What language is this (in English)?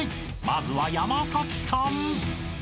Japanese